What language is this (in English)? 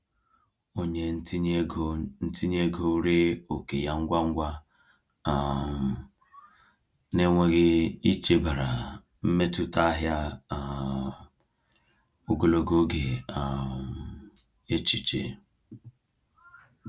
Igbo